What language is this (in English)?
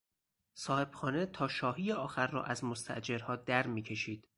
Persian